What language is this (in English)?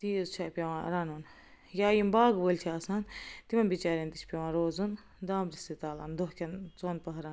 Kashmiri